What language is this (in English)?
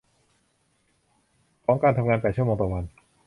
Thai